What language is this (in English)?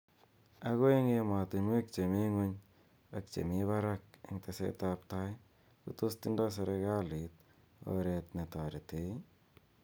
Kalenjin